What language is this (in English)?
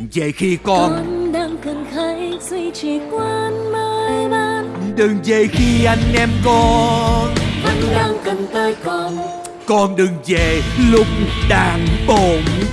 Vietnamese